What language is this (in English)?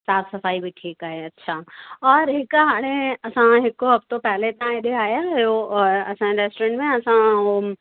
Sindhi